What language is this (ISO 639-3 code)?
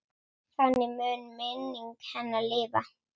isl